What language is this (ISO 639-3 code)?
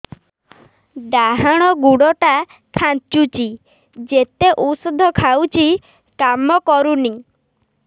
ori